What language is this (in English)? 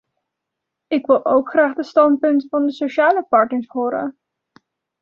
Dutch